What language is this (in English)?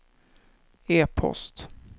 Swedish